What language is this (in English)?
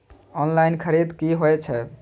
Maithili